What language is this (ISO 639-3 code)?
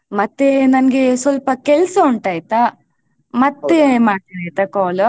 kan